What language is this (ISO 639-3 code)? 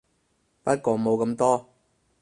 yue